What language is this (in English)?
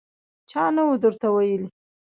Pashto